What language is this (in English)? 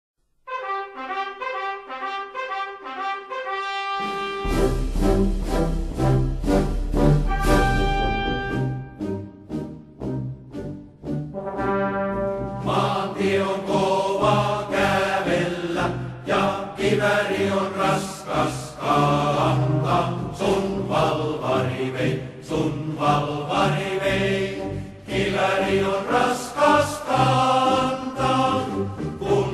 Finnish